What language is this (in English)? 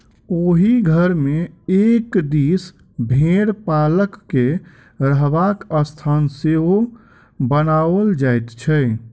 Maithili